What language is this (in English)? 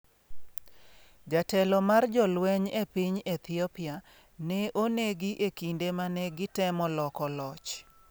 Luo (Kenya and Tanzania)